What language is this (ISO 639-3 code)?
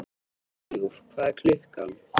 isl